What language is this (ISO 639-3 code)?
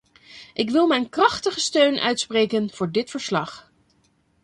nld